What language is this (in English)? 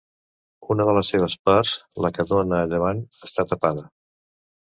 Catalan